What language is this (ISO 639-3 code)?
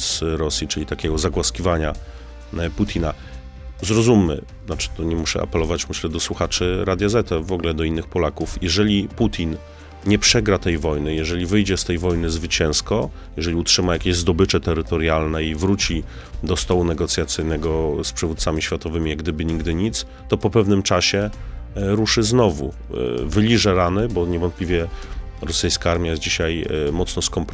pol